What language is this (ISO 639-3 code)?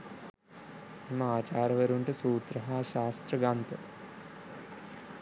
sin